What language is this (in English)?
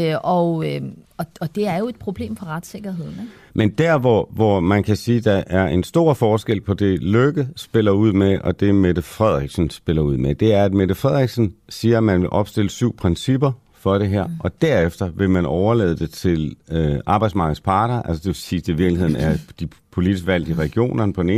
Danish